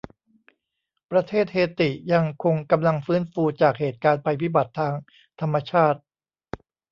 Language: Thai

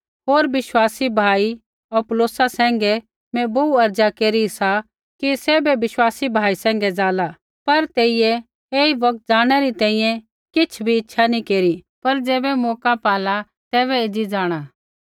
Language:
Kullu Pahari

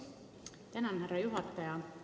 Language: Estonian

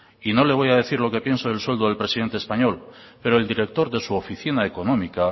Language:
Spanish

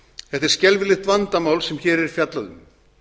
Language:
Icelandic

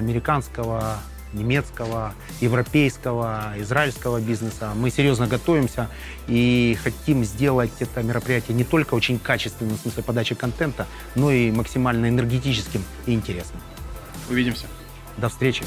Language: Russian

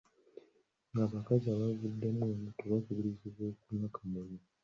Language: Ganda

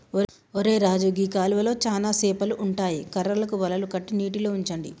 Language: Telugu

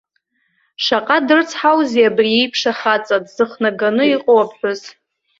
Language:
Abkhazian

